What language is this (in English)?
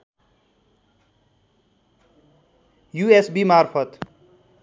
Nepali